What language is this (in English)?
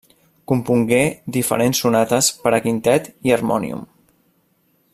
Catalan